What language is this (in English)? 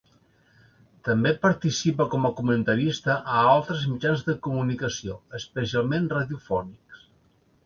Catalan